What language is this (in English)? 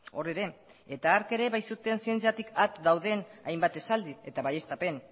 Basque